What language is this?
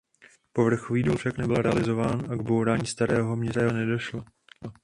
Czech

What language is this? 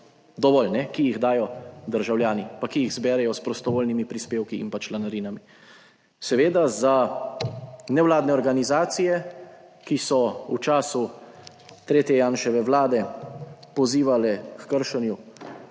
Slovenian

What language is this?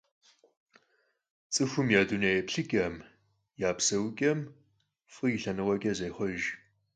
Kabardian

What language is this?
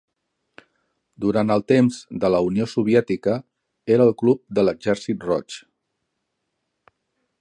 Catalan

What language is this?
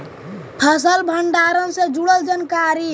Magahi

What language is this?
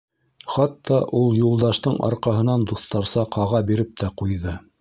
Bashkir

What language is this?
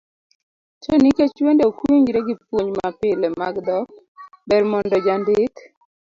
Luo (Kenya and Tanzania)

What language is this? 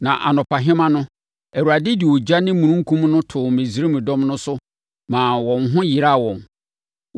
Akan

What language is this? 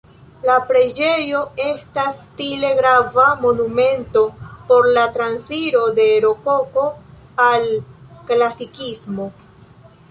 Esperanto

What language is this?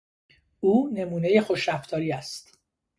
Persian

